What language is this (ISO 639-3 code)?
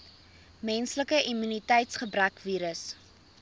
afr